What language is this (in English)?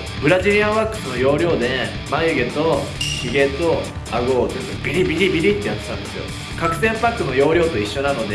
Japanese